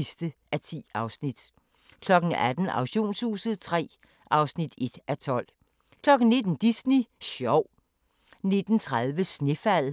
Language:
Danish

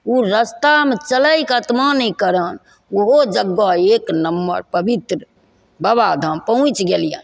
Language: Maithili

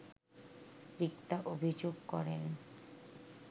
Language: Bangla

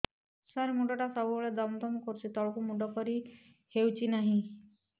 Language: Odia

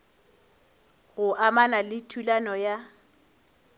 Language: Northern Sotho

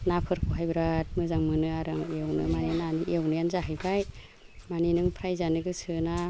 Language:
Bodo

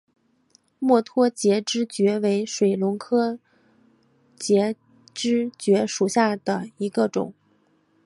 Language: Chinese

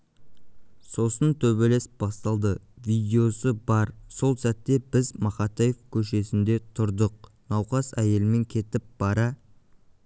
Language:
Kazakh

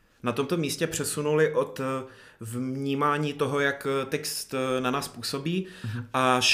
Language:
Czech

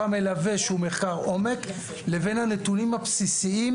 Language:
Hebrew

